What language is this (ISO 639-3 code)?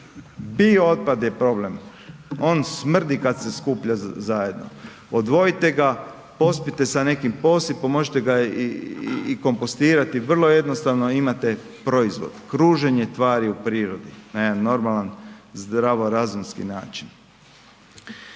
hrv